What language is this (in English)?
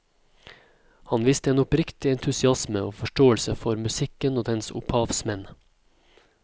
Norwegian